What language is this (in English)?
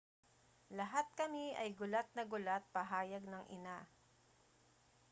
Filipino